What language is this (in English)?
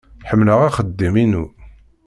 Kabyle